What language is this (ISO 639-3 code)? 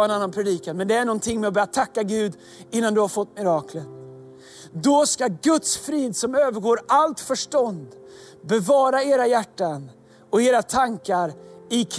swe